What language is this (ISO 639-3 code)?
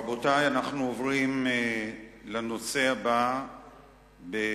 heb